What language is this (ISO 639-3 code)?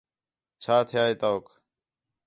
xhe